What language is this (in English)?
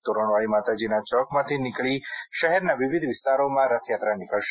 Gujarati